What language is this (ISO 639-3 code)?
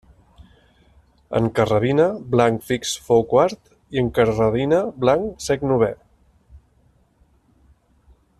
cat